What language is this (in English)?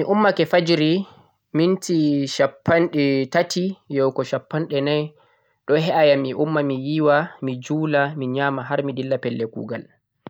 Central-Eastern Niger Fulfulde